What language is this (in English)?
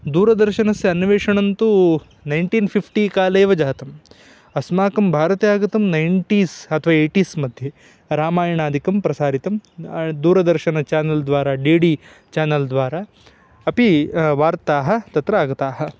Sanskrit